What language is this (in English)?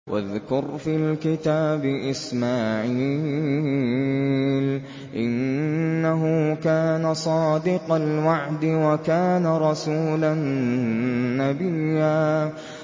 Arabic